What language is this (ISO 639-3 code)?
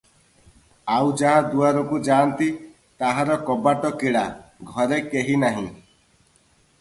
ori